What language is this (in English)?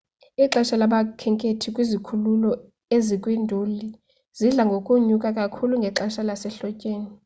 Xhosa